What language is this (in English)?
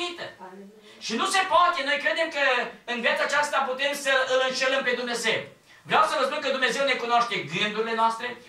Romanian